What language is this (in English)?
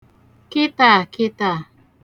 Igbo